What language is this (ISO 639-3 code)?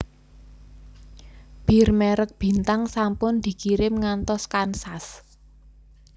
jav